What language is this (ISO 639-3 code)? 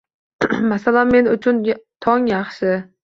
uzb